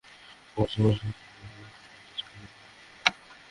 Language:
Bangla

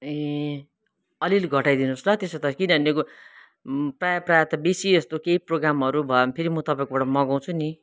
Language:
Nepali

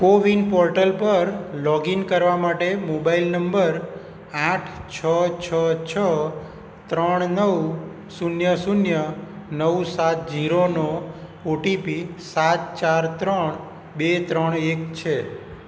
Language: Gujarati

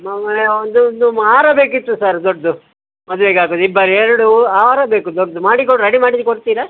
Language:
Kannada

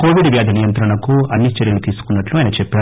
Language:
Telugu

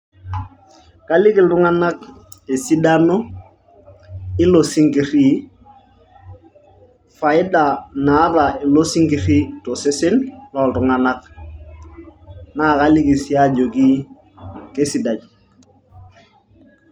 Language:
Masai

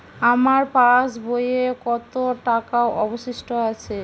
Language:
Bangla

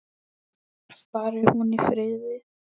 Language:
Icelandic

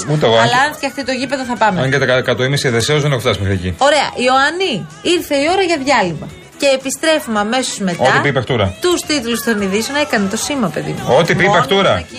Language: Greek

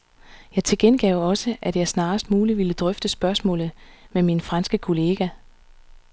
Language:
Danish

